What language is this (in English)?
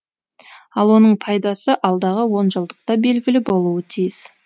Kazakh